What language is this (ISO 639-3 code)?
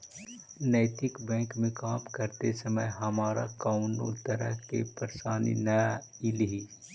mag